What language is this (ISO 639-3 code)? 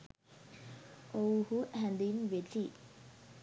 sin